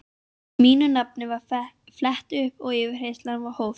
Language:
Icelandic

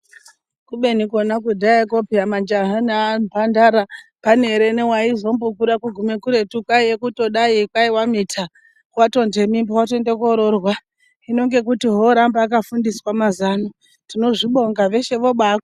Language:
Ndau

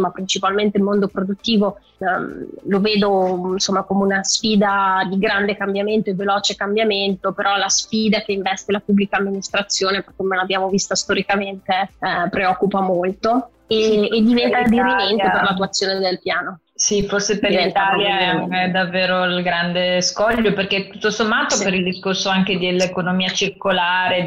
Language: Italian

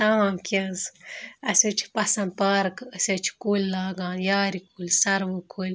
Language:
Kashmiri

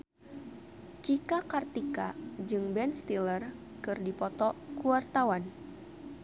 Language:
Sundanese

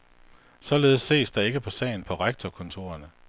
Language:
Danish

